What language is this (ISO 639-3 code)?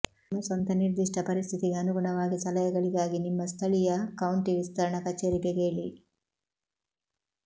kan